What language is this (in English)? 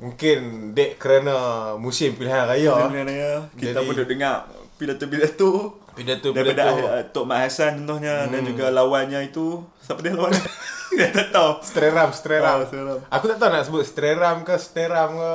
Malay